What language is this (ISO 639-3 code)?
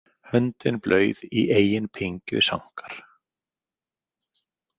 isl